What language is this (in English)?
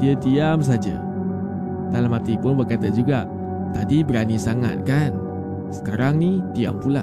Malay